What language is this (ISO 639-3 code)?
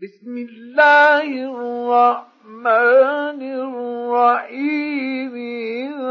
ara